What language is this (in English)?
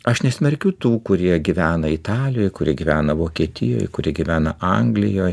Lithuanian